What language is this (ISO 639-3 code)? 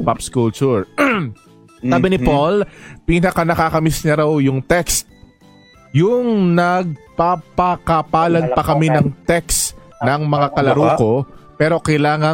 fil